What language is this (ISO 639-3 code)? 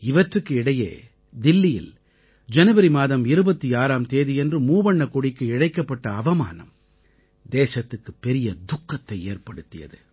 tam